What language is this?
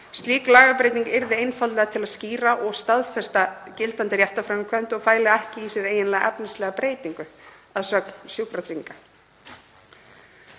Icelandic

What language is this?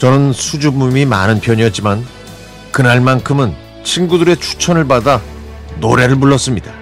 Korean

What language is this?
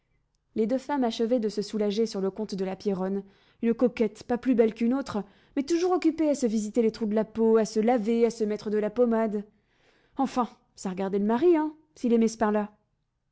French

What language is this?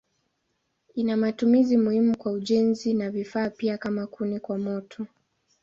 Swahili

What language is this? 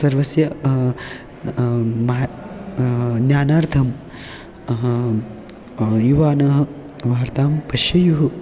Sanskrit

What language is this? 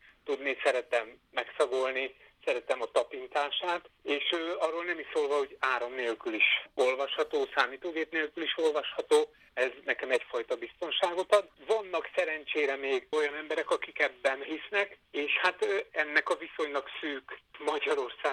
Hungarian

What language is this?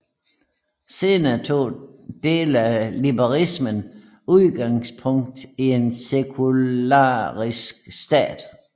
Danish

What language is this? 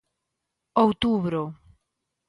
Galician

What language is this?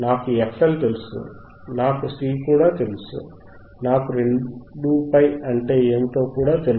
Telugu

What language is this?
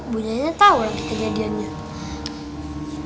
Indonesian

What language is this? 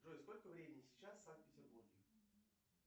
Russian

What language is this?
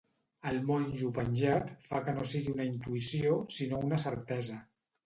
Catalan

